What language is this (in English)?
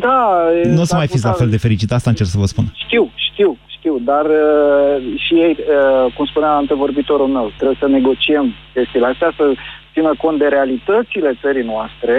Romanian